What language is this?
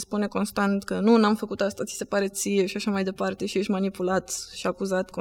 Romanian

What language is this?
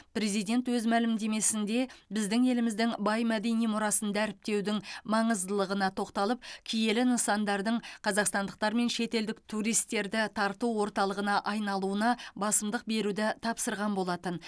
Kazakh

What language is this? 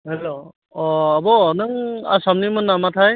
Bodo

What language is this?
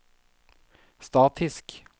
Norwegian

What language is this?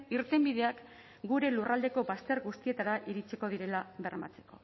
Basque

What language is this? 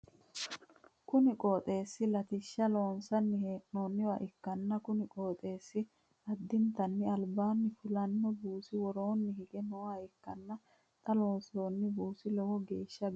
Sidamo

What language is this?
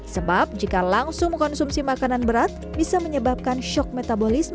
Indonesian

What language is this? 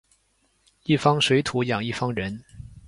Chinese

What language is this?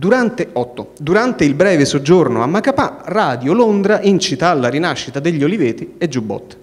Italian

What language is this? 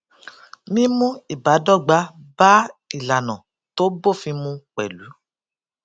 Yoruba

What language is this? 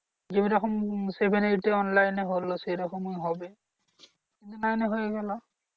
Bangla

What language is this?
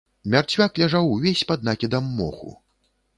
Belarusian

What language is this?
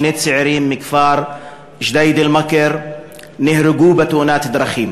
Hebrew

